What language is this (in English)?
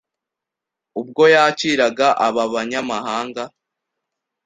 Kinyarwanda